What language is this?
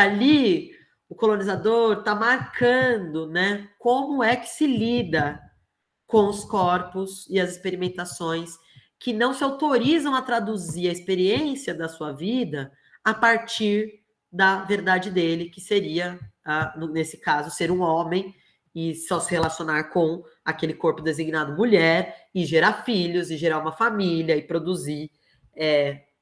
Portuguese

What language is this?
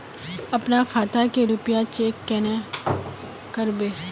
Magahi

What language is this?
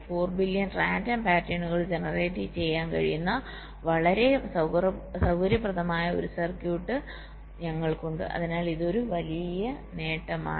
Malayalam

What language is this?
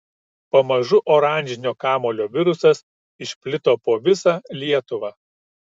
Lithuanian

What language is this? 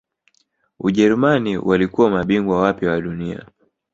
Swahili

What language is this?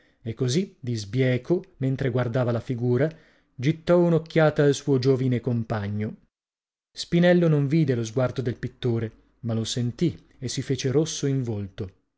Italian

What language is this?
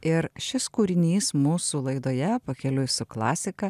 Lithuanian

